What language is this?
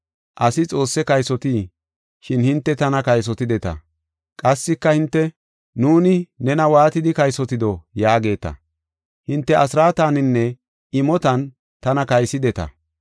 Gofa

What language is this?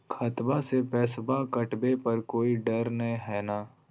Magahi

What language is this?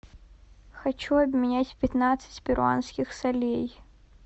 Russian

